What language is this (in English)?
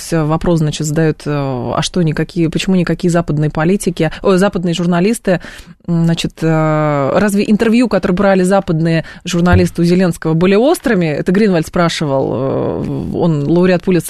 Russian